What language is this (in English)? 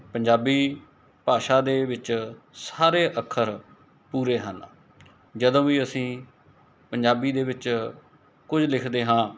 Punjabi